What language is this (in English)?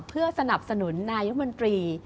Thai